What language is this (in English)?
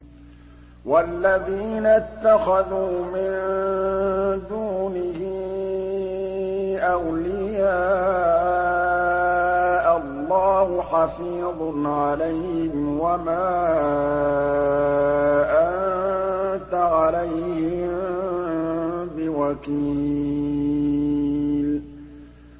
Arabic